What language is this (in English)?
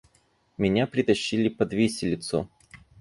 Russian